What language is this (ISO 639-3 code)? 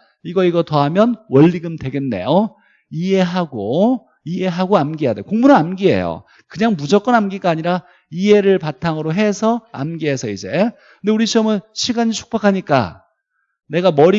kor